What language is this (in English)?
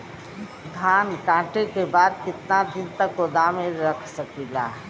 Bhojpuri